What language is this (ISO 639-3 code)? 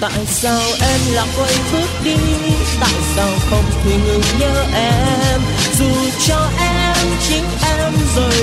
vie